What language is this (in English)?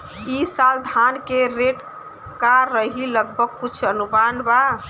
Bhojpuri